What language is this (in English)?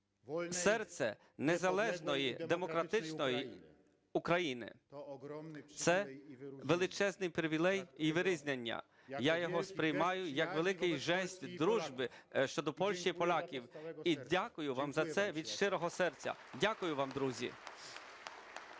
Ukrainian